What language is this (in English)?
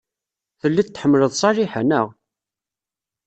Kabyle